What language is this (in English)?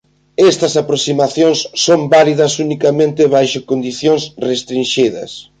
Galician